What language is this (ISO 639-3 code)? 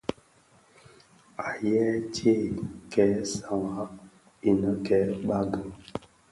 ksf